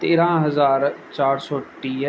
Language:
Sindhi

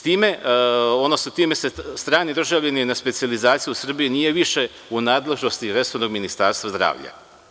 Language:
Serbian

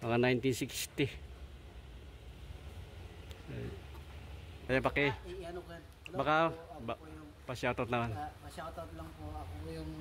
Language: Filipino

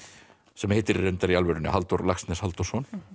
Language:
Icelandic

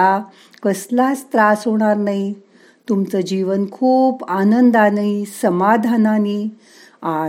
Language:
Marathi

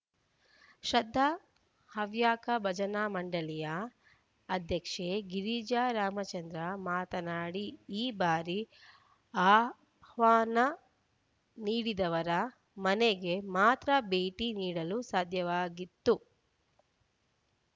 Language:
Kannada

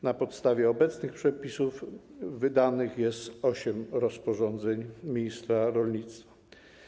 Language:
Polish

